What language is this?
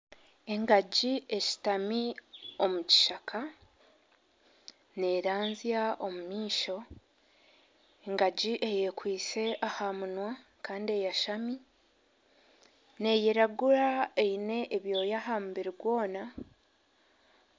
Nyankole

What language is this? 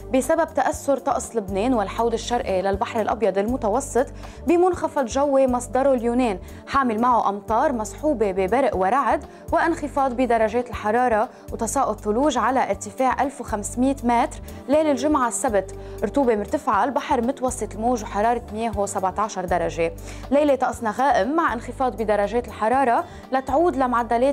Arabic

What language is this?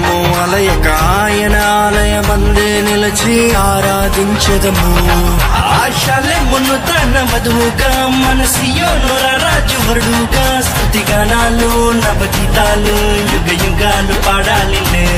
Romanian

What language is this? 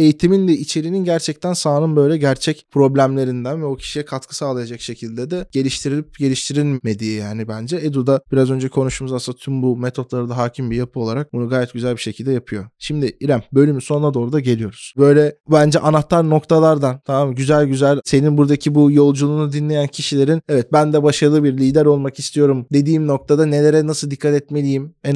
Turkish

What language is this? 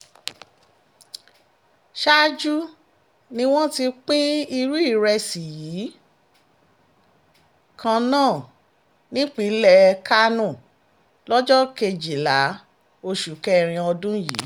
Yoruba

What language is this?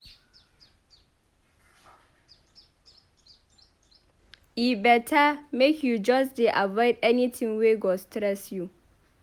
Nigerian Pidgin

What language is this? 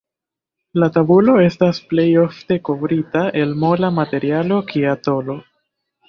Esperanto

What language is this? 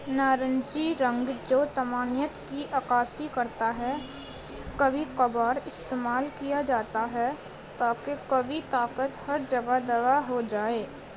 Urdu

